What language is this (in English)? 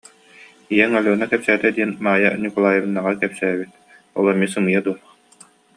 Yakut